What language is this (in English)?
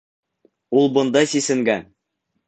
Bashkir